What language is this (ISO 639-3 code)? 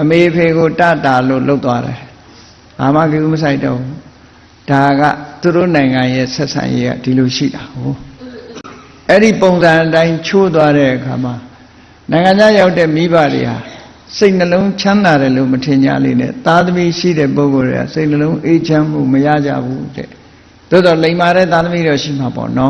vie